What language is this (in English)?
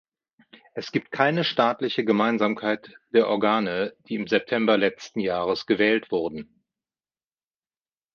German